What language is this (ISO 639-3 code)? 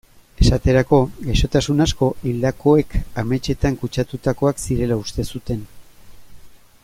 eus